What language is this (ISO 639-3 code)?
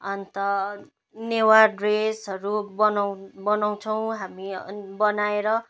nep